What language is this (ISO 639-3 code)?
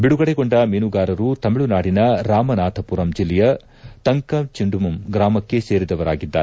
kan